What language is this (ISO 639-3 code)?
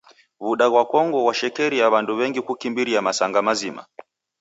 dav